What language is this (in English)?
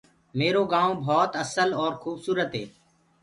Gurgula